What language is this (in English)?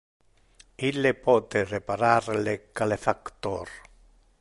Interlingua